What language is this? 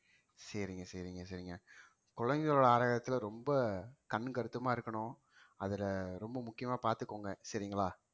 Tamil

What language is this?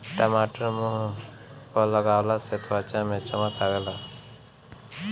Bhojpuri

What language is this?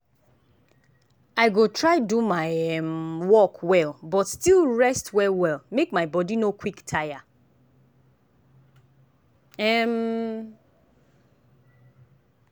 Nigerian Pidgin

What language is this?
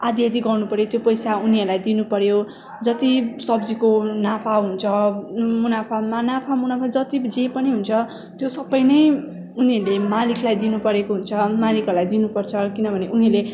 Nepali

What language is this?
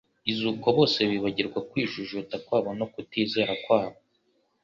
Kinyarwanda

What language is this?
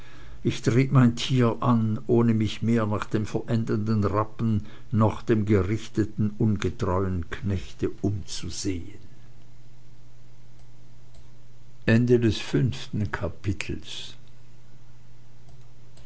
German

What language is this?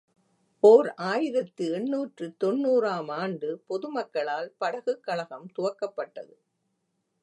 Tamil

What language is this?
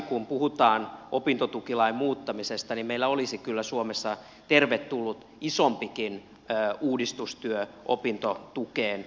Finnish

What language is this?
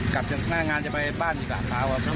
Thai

